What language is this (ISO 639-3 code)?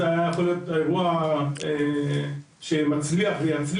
heb